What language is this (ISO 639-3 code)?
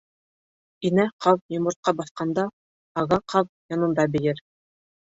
bak